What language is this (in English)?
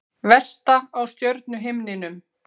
Icelandic